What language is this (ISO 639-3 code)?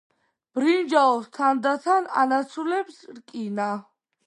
kat